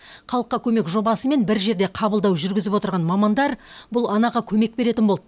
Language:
Kazakh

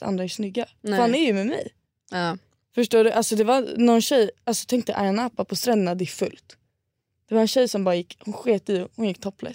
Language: Swedish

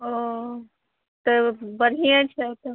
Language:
Maithili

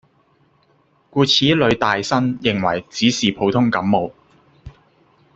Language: Cantonese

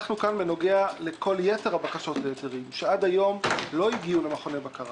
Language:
Hebrew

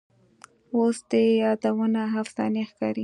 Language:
Pashto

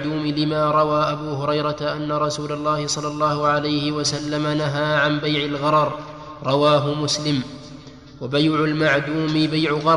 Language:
Arabic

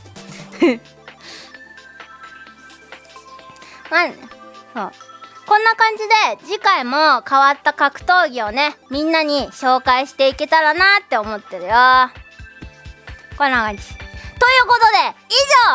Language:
Japanese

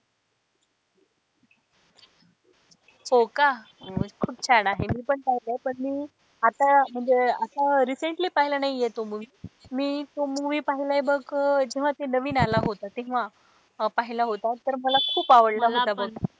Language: Marathi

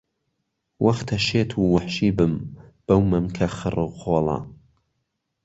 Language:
Central Kurdish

